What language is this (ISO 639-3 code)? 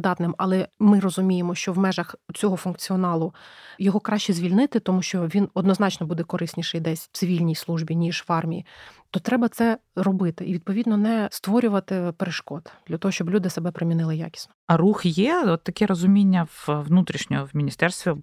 ukr